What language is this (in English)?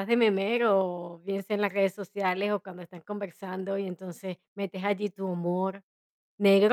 Spanish